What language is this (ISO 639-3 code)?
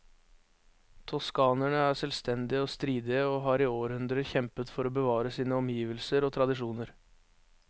nor